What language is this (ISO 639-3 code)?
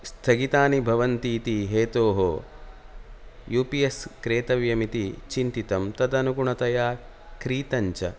san